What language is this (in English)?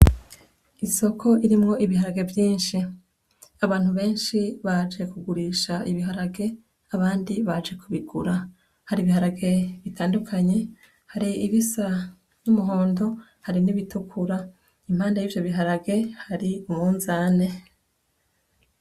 Rundi